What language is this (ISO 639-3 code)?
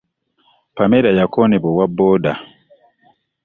lug